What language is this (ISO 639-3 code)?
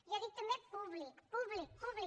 cat